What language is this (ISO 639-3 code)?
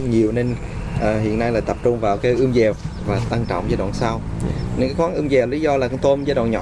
vie